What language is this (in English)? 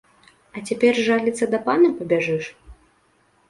Belarusian